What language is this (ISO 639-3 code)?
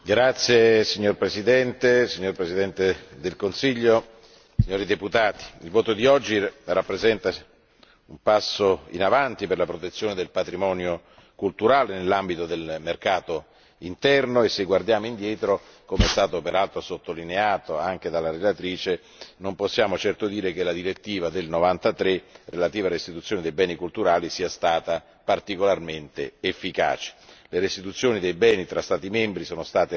ita